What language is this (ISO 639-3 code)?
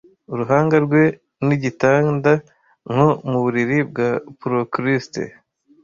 kin